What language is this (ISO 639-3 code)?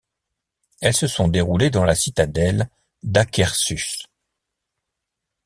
fra